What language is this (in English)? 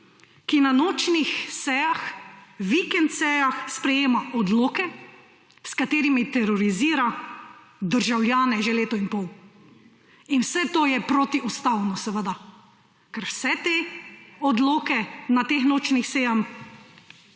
Slovenian